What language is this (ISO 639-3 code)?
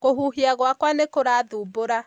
kik